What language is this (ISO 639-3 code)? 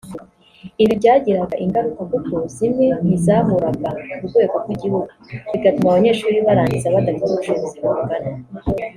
kin